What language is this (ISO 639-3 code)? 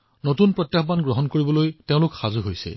asm